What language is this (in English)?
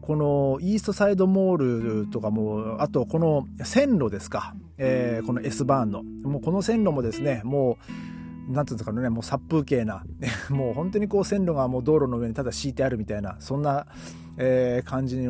Japanese